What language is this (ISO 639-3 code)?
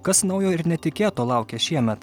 lit